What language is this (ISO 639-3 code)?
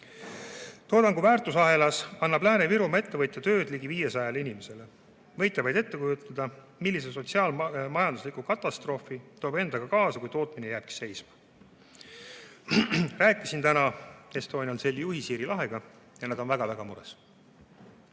est